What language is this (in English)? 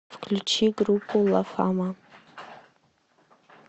Russian